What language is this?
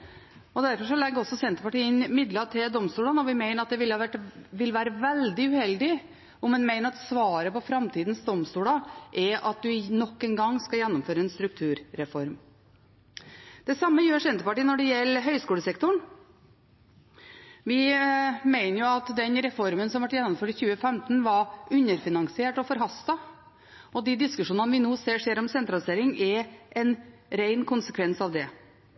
Norwegian Bokmål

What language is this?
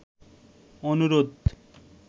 Bangla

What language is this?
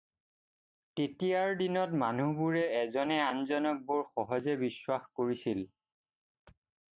Assamese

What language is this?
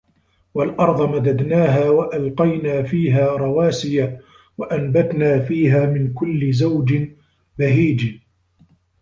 Arabic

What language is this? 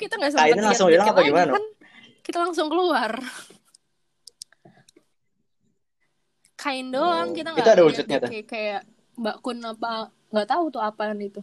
Indonesian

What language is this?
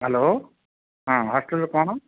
Odia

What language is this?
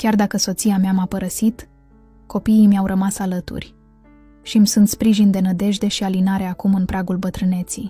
Romanian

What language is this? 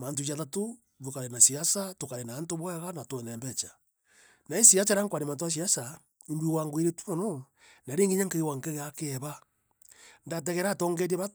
Meru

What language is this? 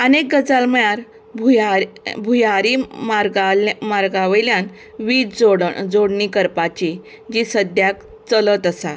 Konkani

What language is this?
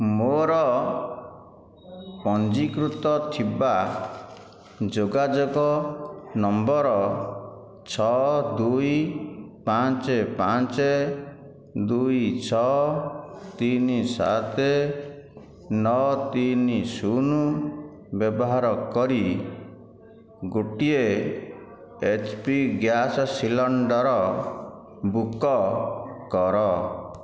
Odia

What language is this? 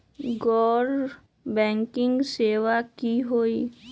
Magahi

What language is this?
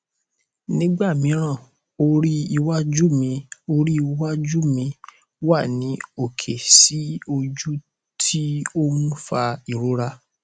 Yoruba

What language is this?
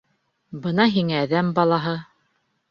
Bashkir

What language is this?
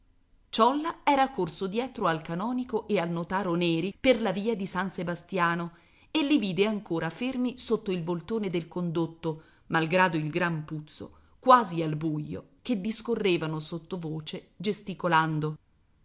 Italian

